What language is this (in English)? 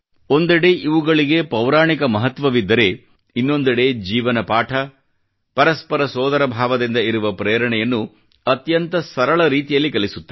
Kannada